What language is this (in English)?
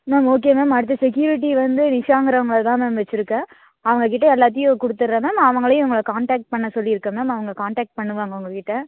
Tamil